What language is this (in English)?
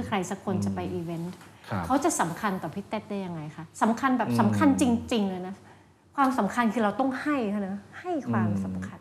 Thai